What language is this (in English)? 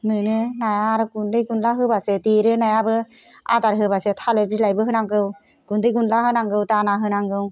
Bodo